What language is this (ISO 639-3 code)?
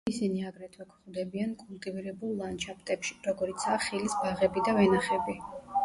kat